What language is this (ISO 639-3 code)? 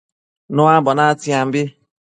mcf